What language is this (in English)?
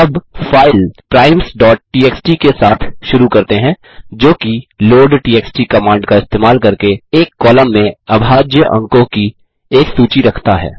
Hindi